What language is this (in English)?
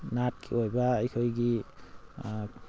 Manipuri